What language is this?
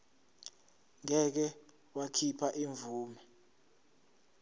Zulu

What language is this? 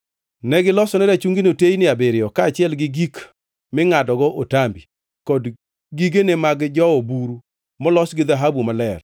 Luo (Kenya and Tanzania)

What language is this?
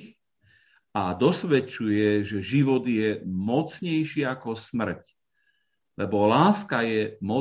Slovak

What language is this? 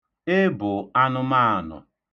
Igbo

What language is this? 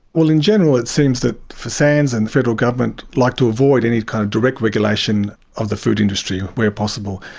English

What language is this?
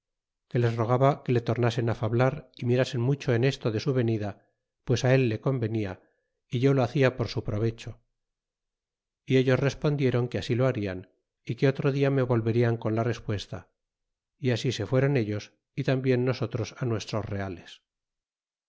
Spanish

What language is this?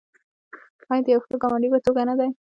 Pashto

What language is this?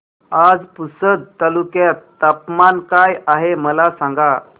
Marathi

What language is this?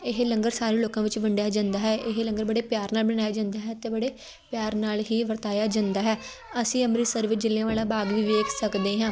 Punjabi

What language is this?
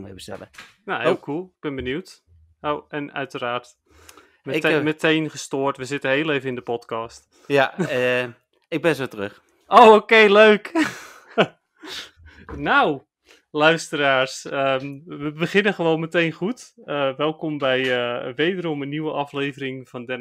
Dutch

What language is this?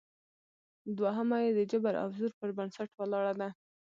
Pashto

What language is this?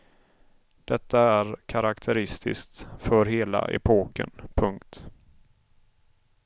Swedish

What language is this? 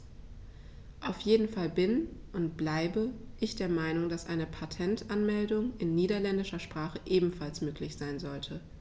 German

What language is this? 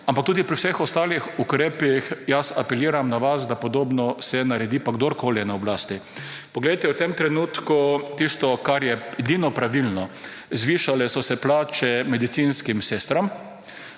Slovenian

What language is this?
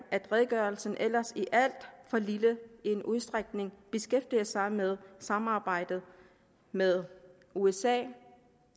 Danish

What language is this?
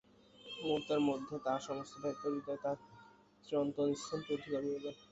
Bangla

